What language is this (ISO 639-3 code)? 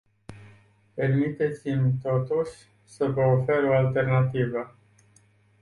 ron